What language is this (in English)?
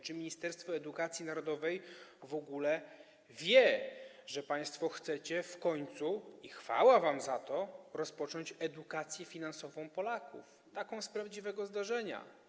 Polish